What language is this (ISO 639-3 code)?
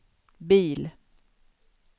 swe